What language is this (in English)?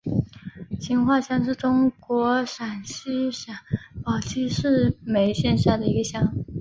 Chinese